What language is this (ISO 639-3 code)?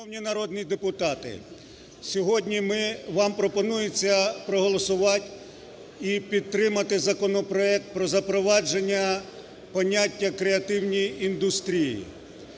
ukr